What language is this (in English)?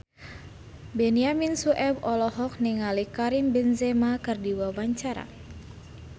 Sundanese